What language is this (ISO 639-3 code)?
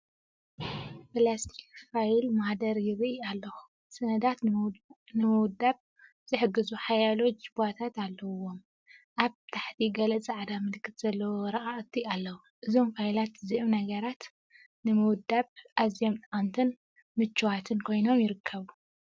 tir